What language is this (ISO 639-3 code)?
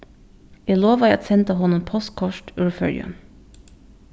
fao